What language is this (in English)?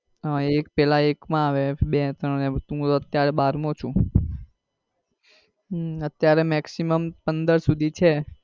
Gujarati